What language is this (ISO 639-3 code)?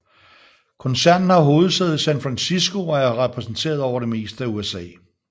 dan